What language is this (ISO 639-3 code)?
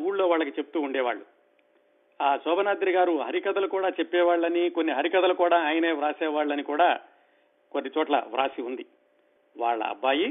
tel